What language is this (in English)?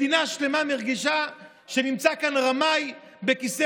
Hebrew